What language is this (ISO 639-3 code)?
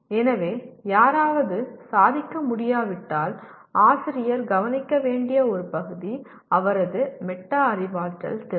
tam